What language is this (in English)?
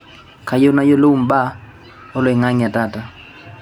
Masai